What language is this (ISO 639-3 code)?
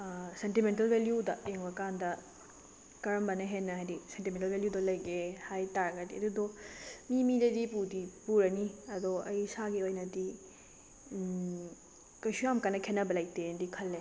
mni